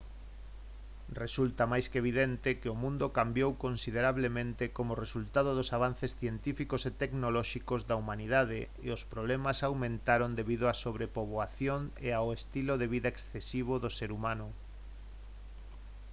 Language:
Galician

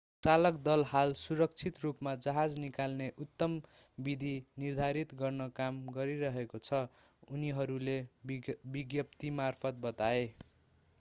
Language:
Nepali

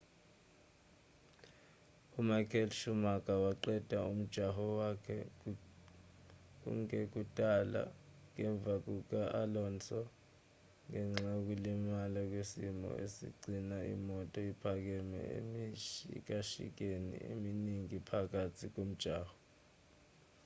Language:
Zulu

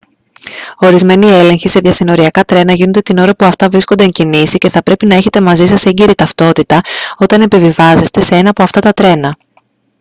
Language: Greek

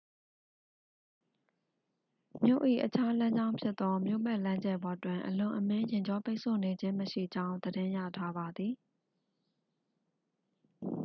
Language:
Burmese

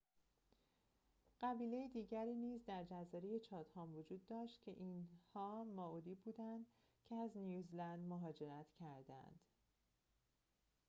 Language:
Persian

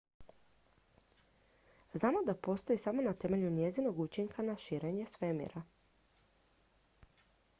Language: Croatian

